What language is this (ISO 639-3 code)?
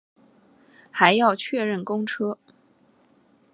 zho